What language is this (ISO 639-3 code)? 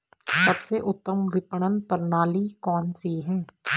hin